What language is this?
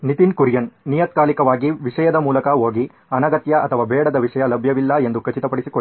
Kannada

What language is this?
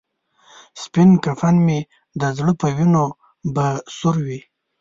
Pashto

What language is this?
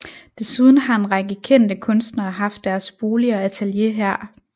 Danish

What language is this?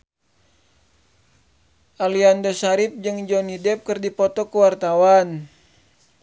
Sundanese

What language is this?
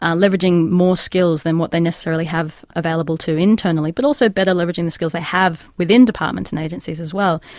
English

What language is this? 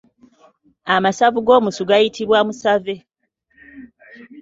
Ganda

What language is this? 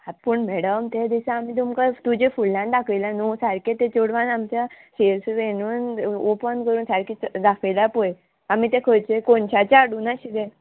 Konkani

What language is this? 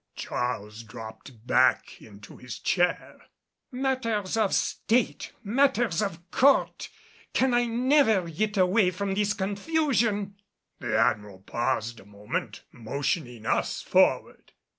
English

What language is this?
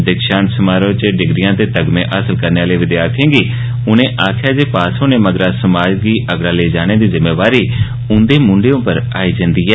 Dogri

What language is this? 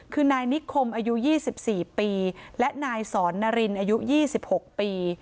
Thai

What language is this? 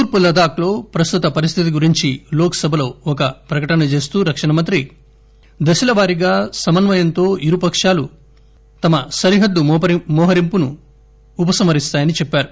Telugu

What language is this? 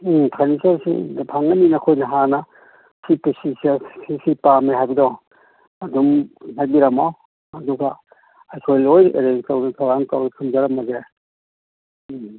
Manipuri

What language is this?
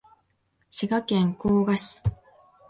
Japanese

